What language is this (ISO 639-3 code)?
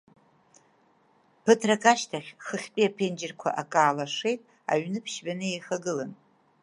abk